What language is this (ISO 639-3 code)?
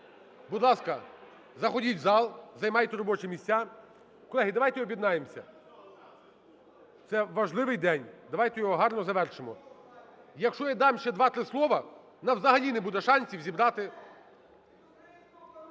ukr